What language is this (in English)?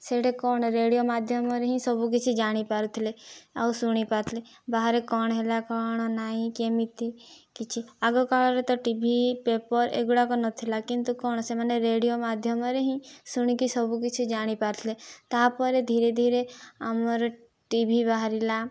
Odia